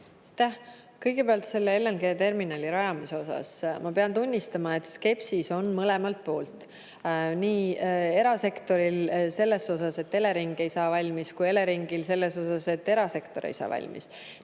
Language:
Estonian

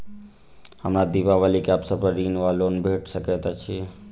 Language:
Maithili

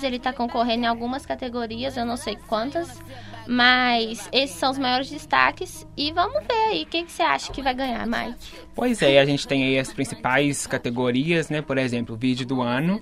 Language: Portuguese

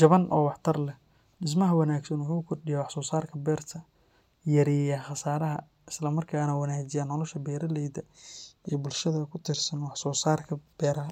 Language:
Somali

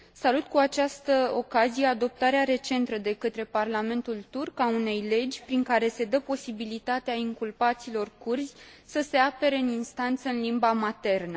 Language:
Romanian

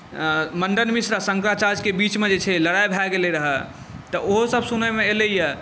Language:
Maithili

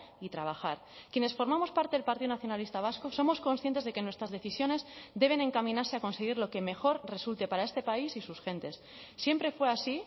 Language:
Spanish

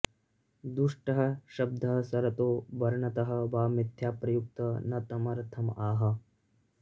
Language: Sanskrit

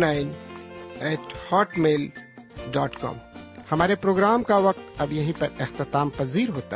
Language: Urdu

